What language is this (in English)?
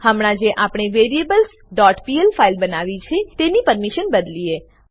Gujarati